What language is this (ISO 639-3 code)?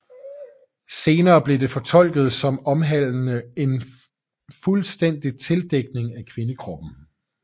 dan